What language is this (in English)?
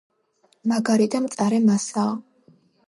Georgian